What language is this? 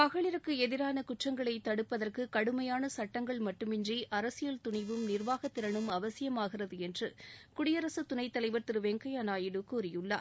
Tamil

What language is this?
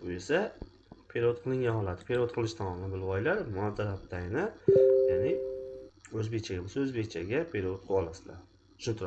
Turkish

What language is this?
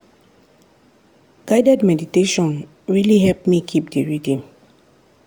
Nigerian Pidgin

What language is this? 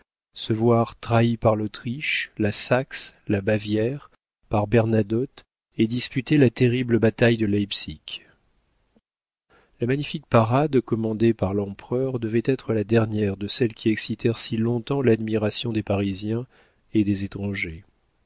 French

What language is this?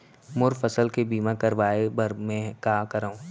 Chhattisgarhi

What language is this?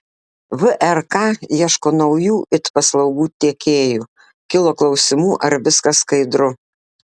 Lithuanian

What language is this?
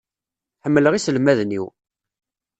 Kabyle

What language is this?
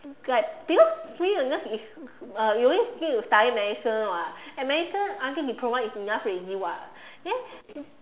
English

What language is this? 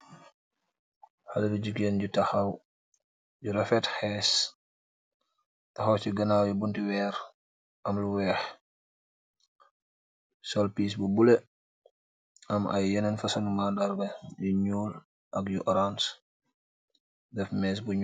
Wolof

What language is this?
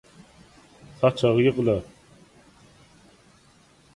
Turkmen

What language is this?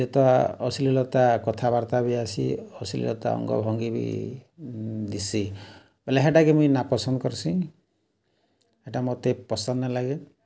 Odia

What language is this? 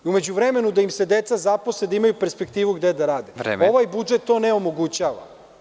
Serbian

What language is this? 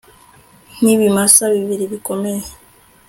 Kinyarwanda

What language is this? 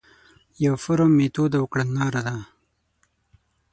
Pashto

